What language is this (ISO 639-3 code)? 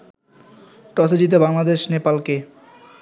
ben